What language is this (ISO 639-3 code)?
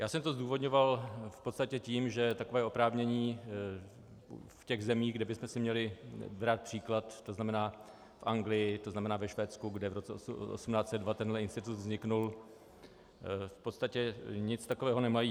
ces